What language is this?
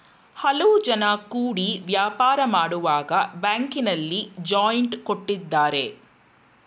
Kannada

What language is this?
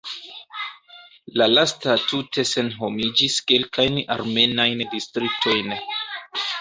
Esperanto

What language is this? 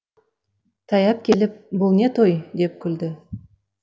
Kazakh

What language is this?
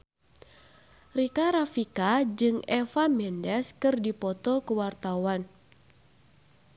Sundanese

